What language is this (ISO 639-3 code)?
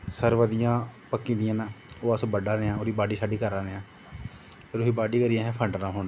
doi